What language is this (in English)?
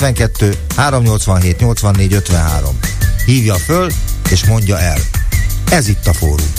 Hungarian